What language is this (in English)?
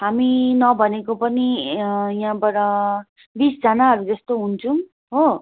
Nepali